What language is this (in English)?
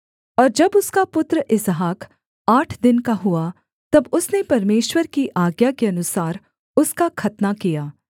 Hindi